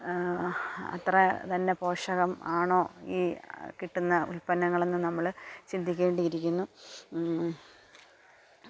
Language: Malayalam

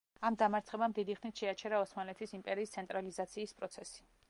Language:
Georgian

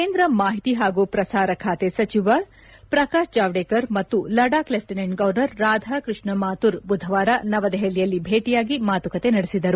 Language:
Kannada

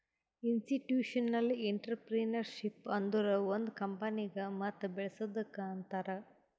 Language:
Kannada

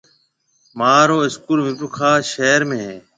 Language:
Marwari (Pakistan)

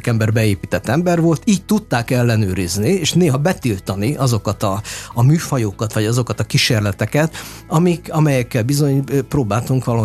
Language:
Hungarian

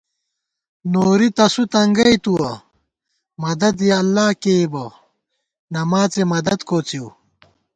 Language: Gawar-Bati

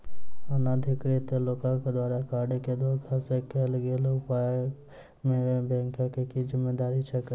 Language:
Maithili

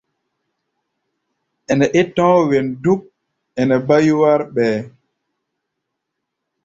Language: Gbaya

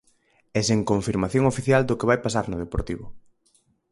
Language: Galician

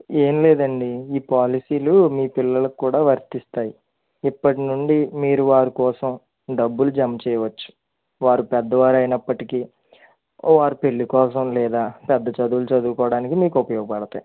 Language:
Telugu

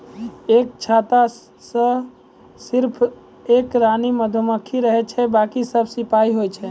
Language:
Maithili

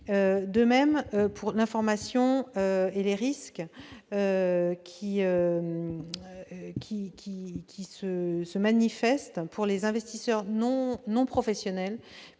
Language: French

